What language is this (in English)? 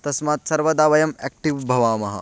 Sanskrit